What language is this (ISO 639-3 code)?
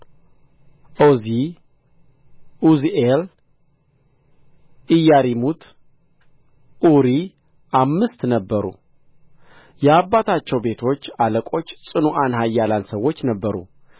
amh